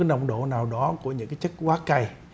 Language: Vietnamese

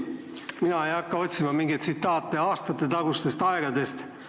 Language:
Estonian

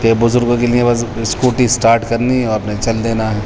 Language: Urdu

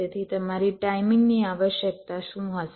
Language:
Gujarati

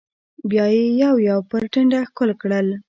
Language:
Pashto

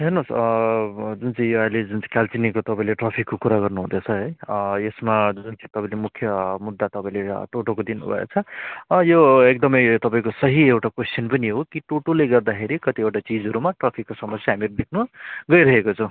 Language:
Nepali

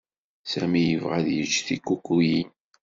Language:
Kabyle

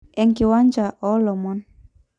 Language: Masai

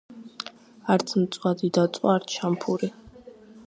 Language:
Georgian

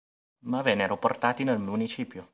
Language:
Italian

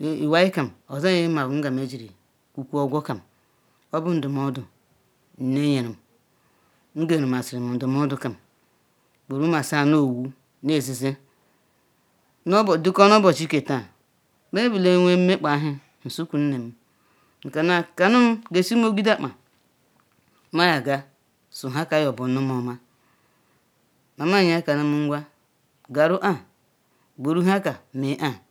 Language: Ikwere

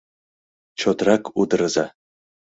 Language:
Mari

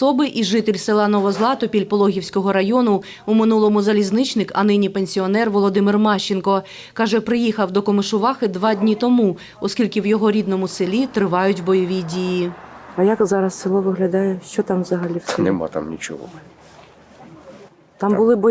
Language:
Ukrainian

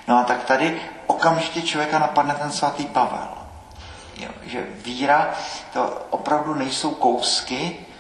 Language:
Czech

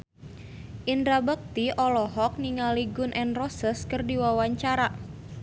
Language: Sundanese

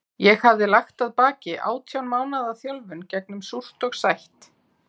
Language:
Icelandic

